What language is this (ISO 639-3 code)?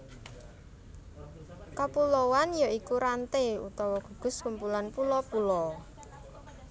jav